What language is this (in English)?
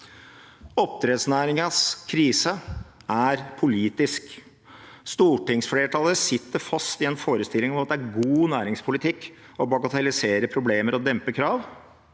Norwegian